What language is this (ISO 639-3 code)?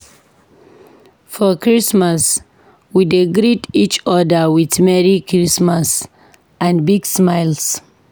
pcm